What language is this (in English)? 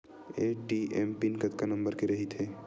Chhattisgarhi